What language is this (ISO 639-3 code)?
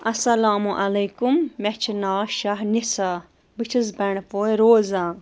kas